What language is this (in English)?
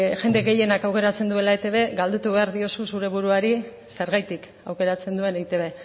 Basque